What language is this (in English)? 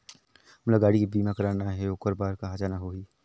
Chhattisgarhi